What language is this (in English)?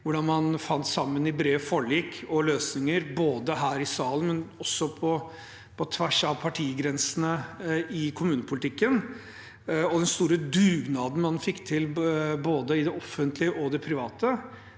Norwegian